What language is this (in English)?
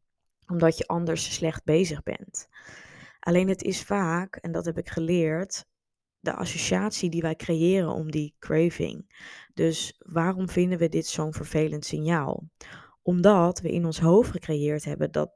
Dutch